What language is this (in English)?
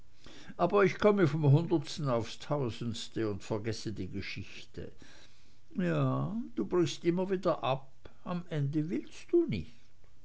German